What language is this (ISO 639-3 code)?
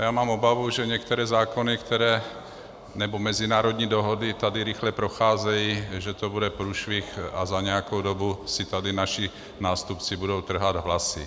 ces